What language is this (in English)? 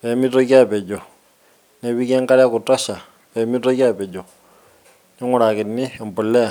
Masai